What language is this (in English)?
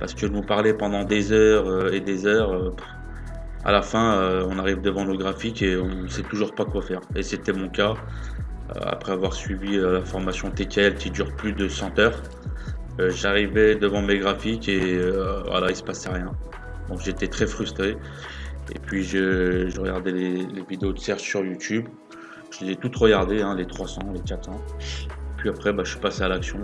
French